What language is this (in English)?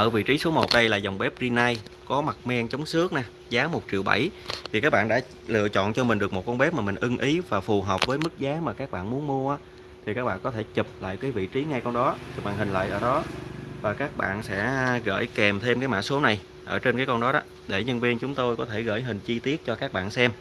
Vietnamese